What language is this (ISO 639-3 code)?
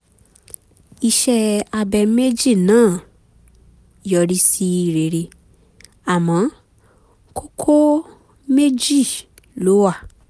yor